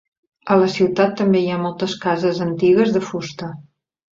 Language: Catalan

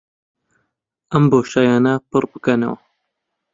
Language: Central Kurdish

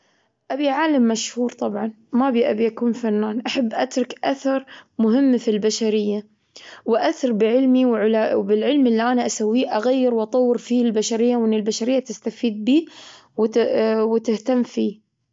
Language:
Gulf Arabic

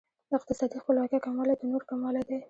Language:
Pashto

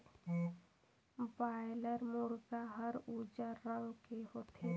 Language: Chhattisgarhi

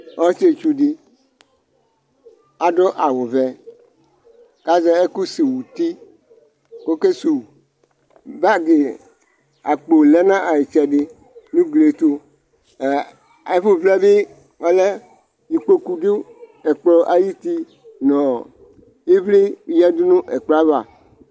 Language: Ikposo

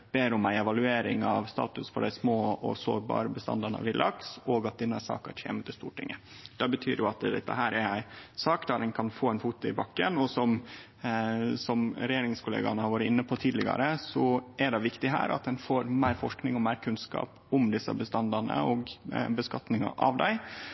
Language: Norwegian Nynorsk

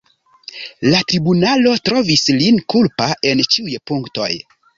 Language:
Esperanto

